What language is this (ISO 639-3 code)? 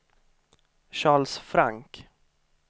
swe